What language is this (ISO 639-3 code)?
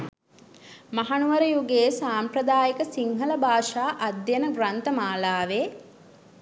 sin